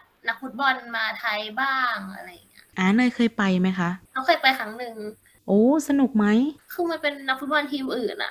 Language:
Thai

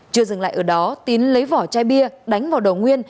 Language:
Vietnamese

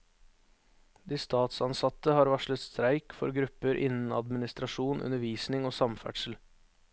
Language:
Norwegian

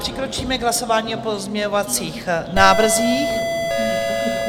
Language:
Czech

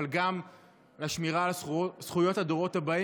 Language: Hebrew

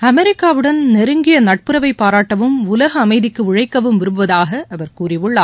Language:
Tamil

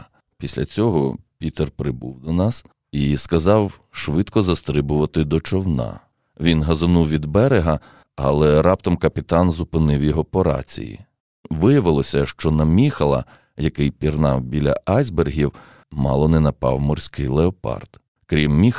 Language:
Ukrainian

